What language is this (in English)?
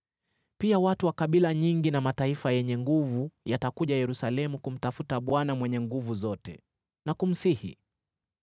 Swahili